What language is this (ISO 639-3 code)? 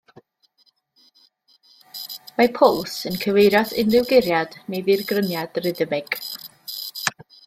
cym